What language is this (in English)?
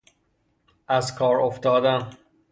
Persian